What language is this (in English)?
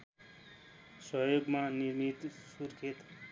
Nepali